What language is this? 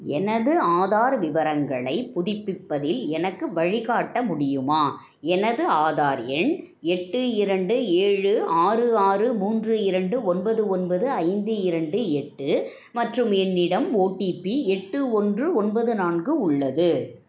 Tamil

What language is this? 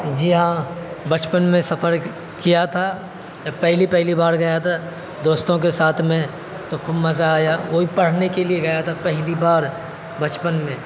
Urdu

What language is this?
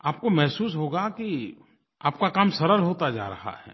Hindi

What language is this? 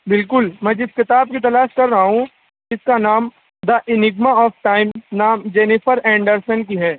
Urdu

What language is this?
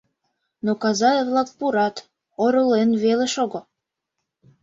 Mari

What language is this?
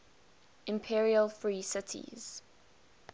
English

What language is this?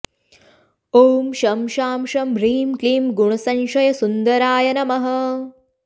Sanskrit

